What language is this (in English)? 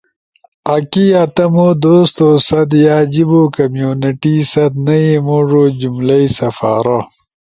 Ushojo